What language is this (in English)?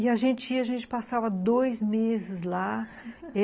Portuguese